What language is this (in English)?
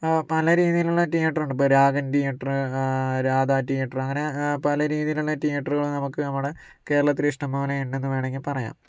Malayalam